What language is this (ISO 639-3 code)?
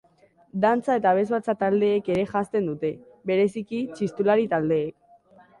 eus